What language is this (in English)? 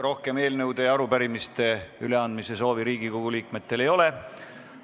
Estonian